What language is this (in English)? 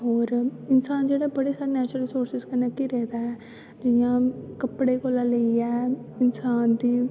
Dogri